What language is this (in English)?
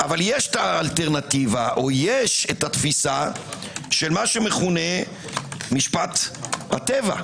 Hebrew